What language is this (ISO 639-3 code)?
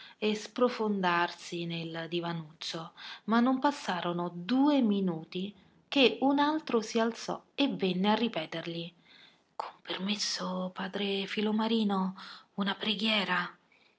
ita